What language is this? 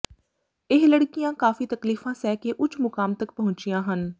Punjabi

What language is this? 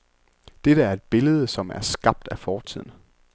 Danish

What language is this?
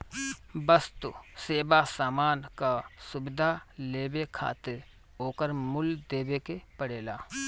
Bhojpuri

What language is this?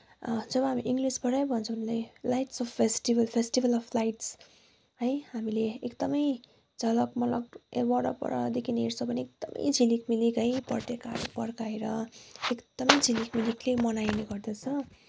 Nepali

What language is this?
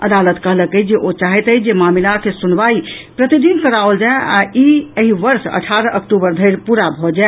Maithili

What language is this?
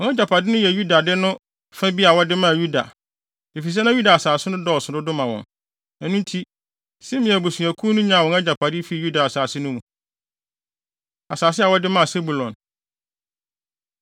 Akan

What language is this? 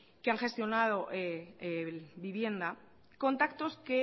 Spanish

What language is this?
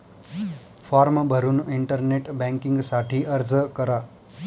Marathi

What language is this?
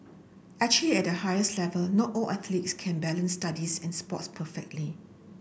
English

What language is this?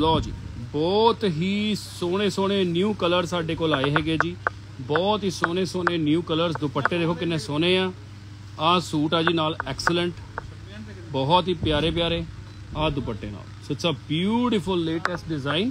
Hindi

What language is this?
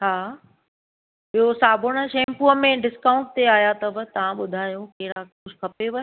Sindhi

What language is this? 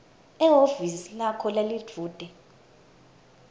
Swati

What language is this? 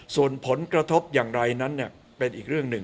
Thai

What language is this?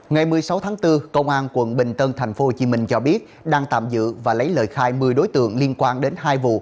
Vietnamese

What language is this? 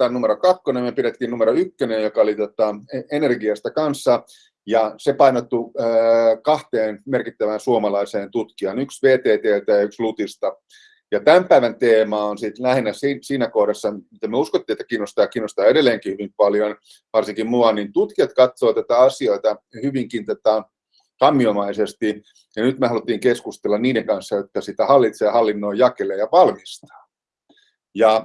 Finnish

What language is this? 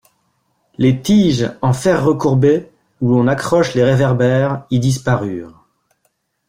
French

